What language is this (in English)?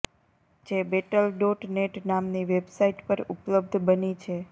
Gujarati